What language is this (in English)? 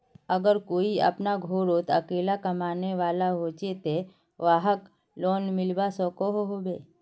Magahi